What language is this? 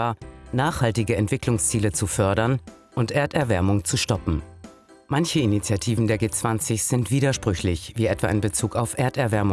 German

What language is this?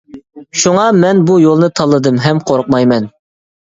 Uyghur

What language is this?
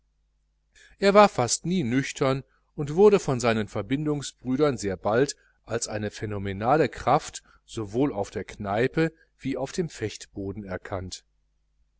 German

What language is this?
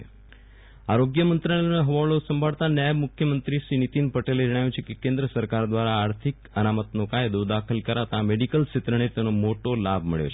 Gujarati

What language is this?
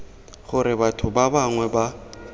Tswana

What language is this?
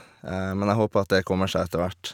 Norwegian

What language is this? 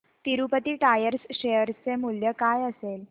Marathi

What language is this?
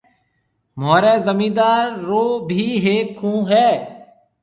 Marwari (Pakistan)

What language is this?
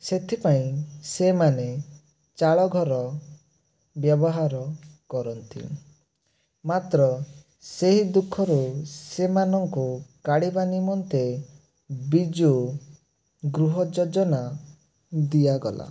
Odia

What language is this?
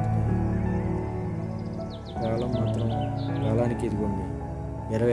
Telugu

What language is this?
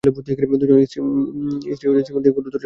Bangla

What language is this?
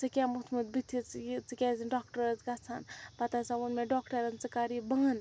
Kashmiri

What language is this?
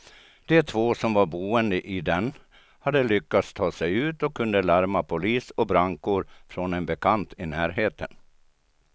Swedish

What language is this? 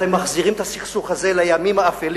Hebrew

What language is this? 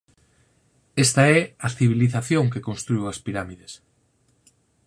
Galician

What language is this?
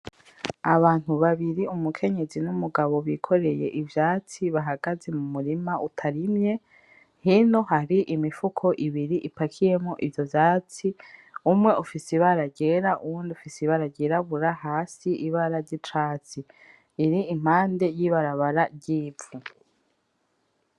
Rundi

